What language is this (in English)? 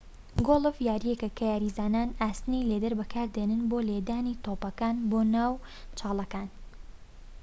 Central Kurdish